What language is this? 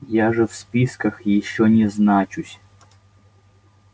Russian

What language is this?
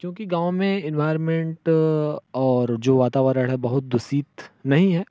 Hindi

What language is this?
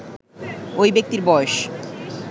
Bangla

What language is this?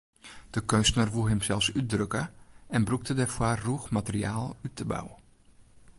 Western Frisian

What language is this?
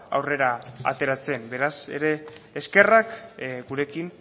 Basque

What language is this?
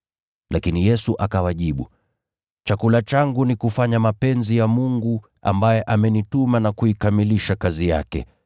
Swahili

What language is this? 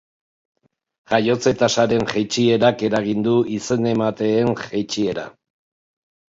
Basque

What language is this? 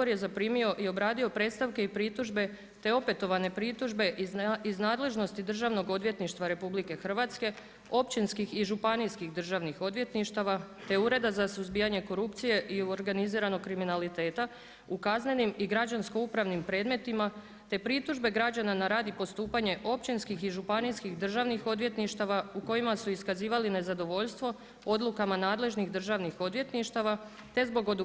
Croatian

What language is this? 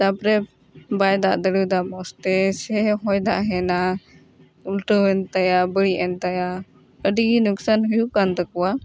Santali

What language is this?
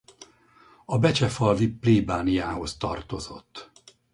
Hungarian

